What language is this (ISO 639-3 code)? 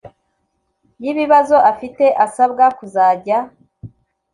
kin